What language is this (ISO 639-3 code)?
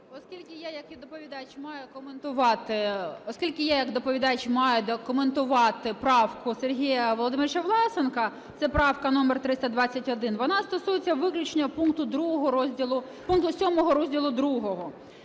ukr